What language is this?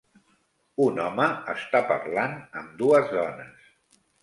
Catalan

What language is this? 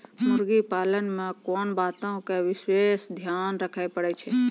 Maithili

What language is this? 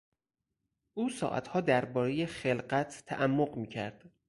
Persian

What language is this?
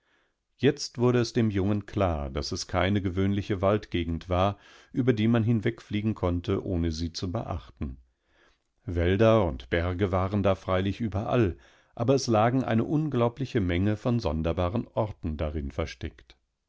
German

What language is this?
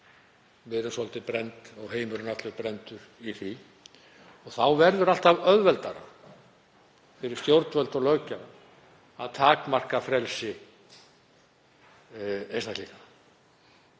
Icelandic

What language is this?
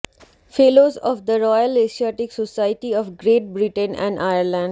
Bangla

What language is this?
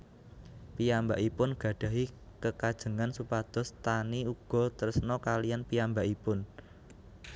Javanese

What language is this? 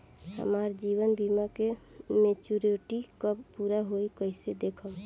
Bhojpuri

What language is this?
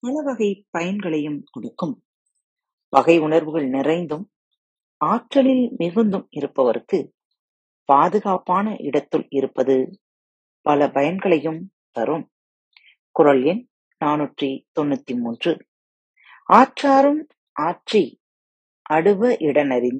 Tamil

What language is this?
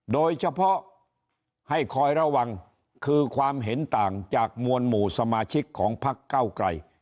Thai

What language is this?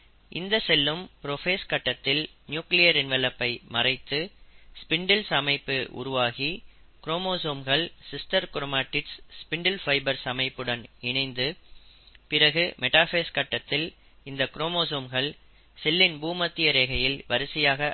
Tamil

